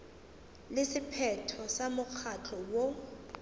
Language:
Northern Sotho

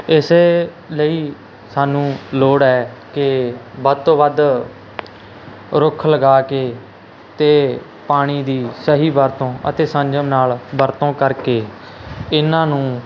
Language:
Punjabi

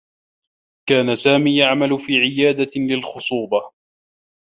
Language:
Arabic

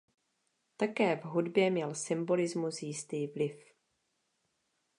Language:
Czech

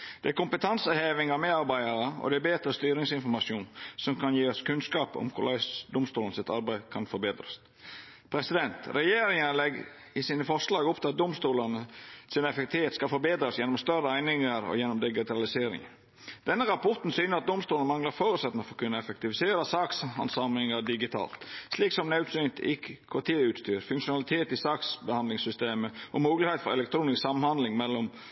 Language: Norwegian Nynorsk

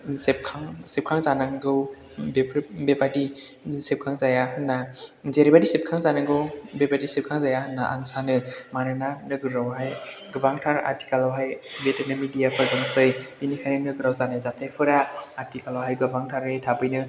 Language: Bodo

